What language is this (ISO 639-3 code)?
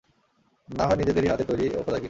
ben